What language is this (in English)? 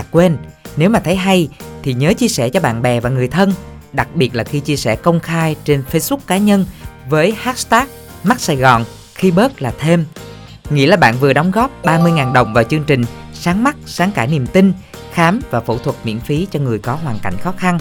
Vietnamese